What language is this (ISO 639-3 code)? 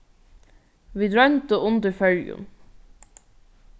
fao